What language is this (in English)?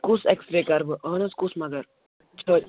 Kashmiri